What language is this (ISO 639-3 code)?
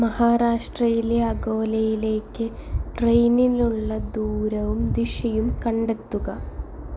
mal